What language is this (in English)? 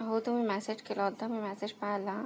Marathi